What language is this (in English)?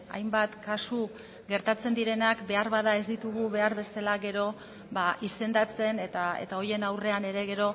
Basque